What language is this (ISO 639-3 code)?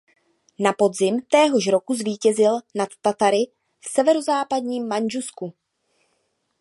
ces